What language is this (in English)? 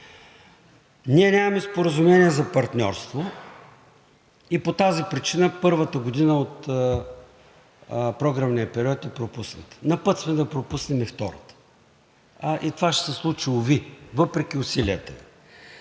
Bulgarian